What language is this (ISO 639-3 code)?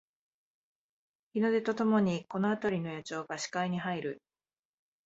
jpn